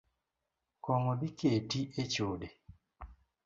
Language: Luo (Kenya and Tanzania)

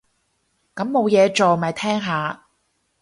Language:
Cantonese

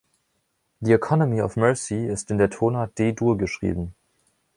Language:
German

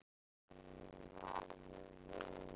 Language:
Icelandic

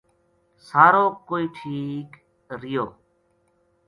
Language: Gujari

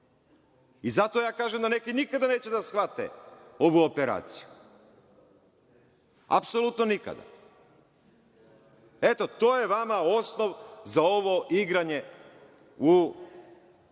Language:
Serbian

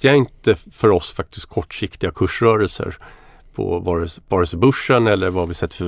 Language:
Swedish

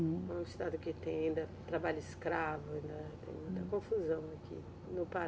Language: Portuguese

